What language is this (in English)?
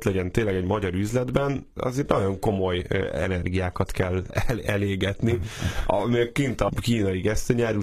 Hungarian